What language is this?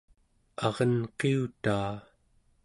Central Yupik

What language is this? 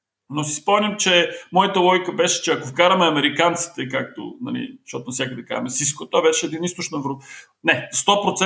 Bulgarian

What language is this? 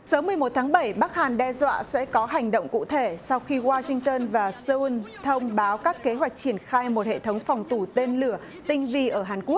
Vietnamese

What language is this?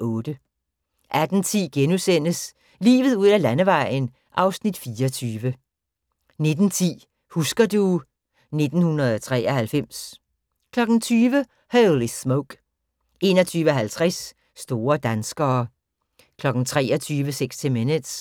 Danish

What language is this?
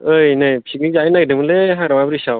Bodo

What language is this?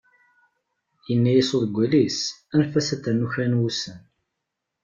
Kabyle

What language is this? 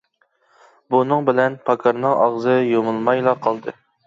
Uyghur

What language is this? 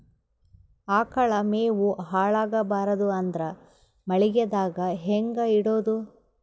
Kannada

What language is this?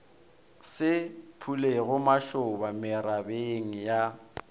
Northern Sotho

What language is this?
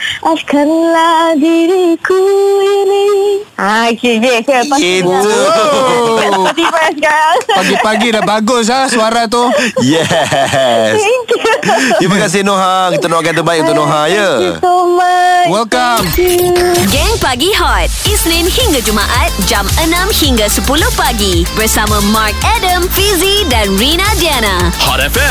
Malay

